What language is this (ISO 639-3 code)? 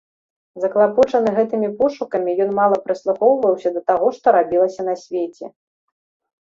bel